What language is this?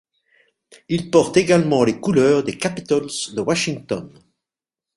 French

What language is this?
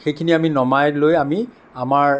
Assamese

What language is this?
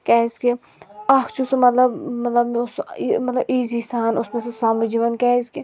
Kashmiri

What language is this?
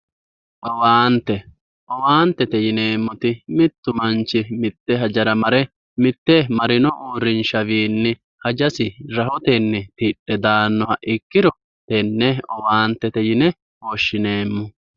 Sidamo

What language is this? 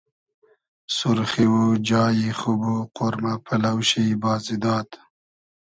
Hazaragi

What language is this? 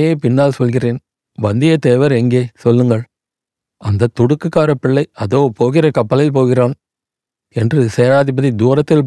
Tamil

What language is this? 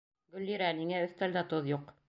Bashkir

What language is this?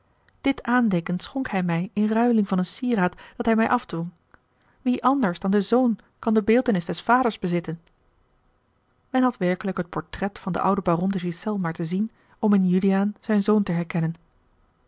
Dutch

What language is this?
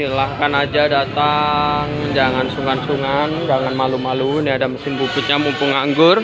Indonesian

